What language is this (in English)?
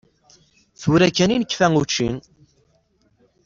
Kabyle